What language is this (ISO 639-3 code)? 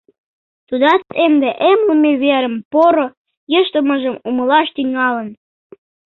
chm